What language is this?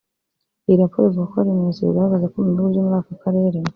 Kinyarwanda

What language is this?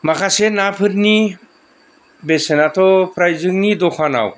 Bodo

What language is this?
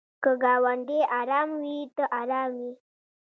Pashto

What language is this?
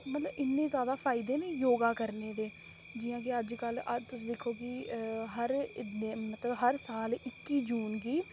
Dogri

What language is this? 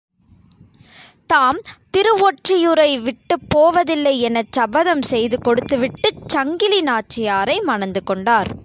Tamil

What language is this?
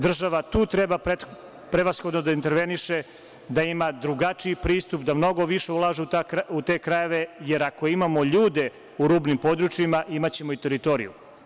Serbian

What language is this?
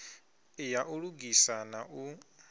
Venda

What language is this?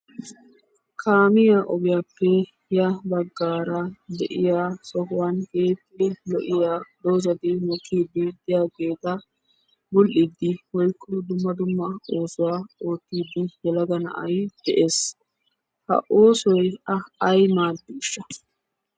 Wolaytta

